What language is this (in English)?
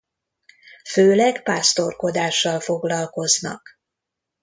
Hungarian